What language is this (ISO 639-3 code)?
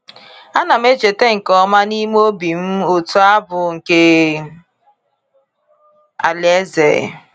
ibo